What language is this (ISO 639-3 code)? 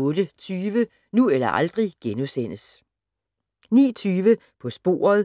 dan